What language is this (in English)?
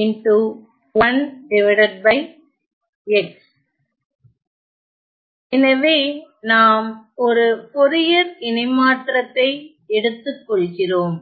Tamil